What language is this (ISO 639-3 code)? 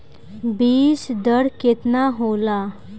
bho